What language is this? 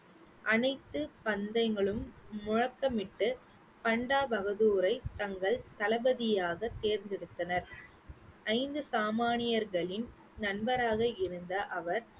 Tamil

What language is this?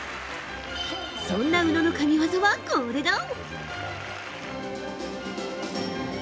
Japanese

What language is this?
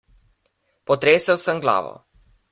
Slovenian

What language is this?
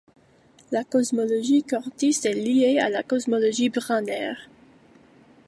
French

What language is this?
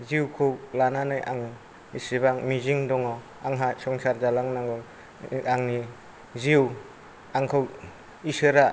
Bodo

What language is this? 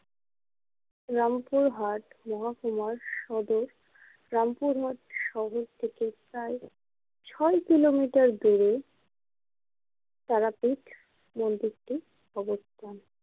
Bangla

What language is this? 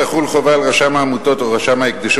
Hebrew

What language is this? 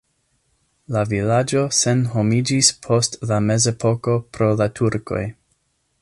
Esperanto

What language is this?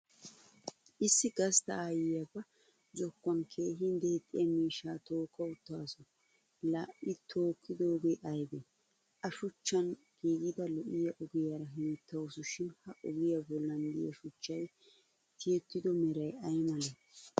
Wolaytta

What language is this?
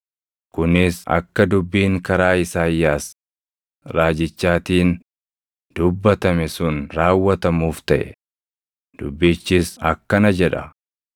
Oromo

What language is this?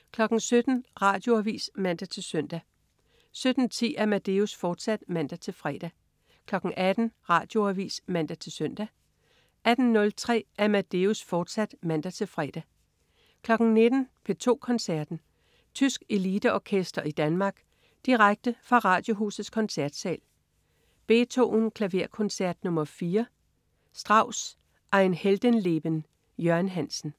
Danish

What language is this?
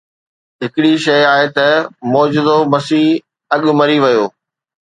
Sindhi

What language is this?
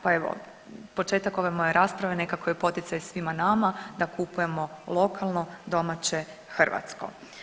Croatian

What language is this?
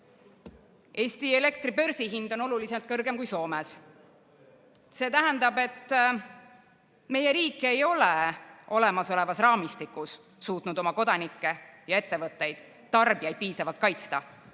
Estonian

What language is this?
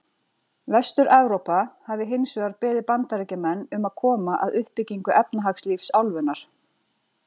Icelandic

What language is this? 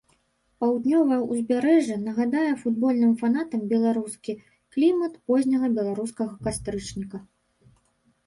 Belarusian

